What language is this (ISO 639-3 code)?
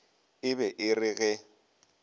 nso